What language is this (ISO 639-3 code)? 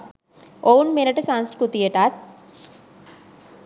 sin